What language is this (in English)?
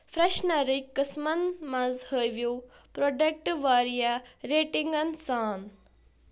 Kashmiri